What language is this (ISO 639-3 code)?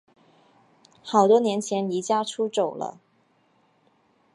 zho